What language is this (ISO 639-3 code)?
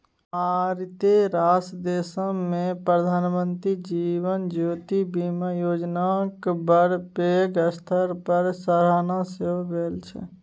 mai